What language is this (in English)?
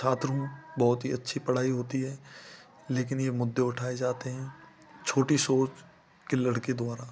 Hindi